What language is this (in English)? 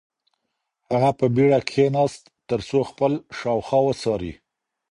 Pashto